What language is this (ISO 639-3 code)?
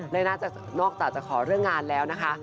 tha